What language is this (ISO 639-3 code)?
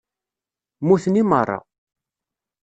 kab